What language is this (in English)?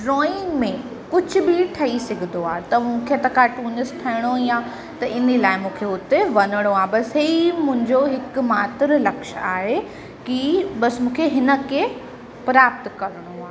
Sindhi